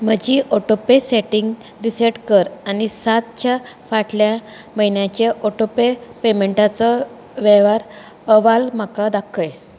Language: Konkani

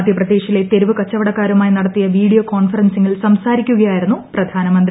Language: Malayalam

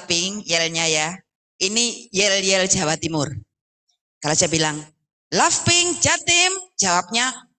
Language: Indonesian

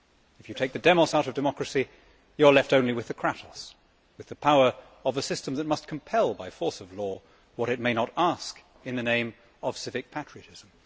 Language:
English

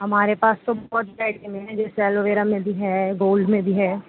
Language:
Urdu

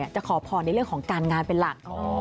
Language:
Thai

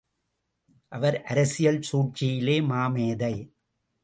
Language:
Tamil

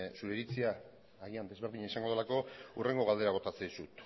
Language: Basque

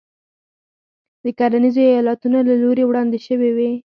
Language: Pashto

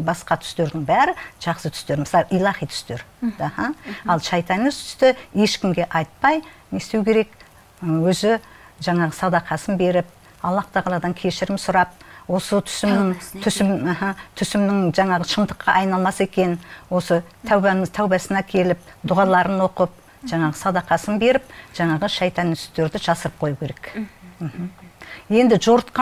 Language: Arabic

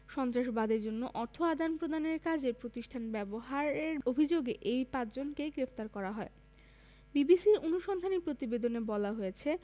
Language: Bangla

